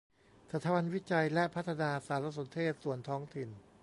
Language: Thai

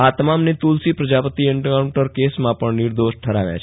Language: Gujarati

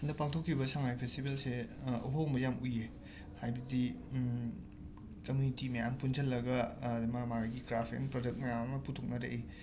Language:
Manipuri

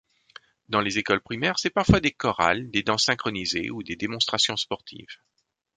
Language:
French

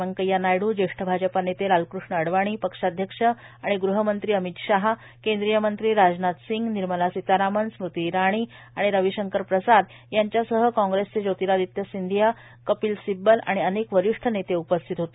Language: Marathi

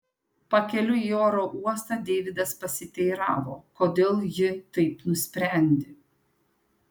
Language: Lithuanian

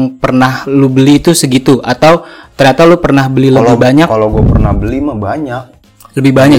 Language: Indonesian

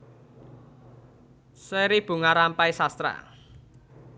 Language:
Javanese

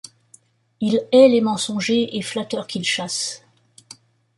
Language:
French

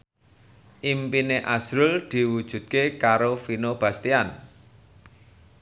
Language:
Javanese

